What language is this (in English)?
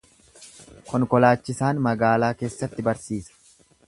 Oromo